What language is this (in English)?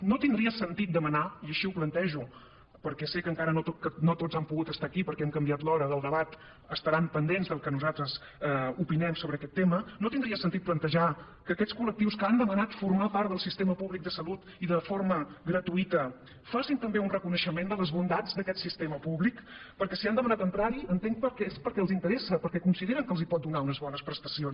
Catalan